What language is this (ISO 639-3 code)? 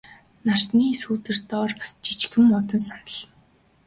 mon